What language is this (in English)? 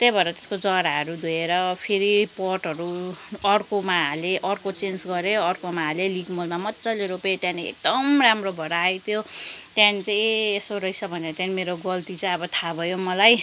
Nepali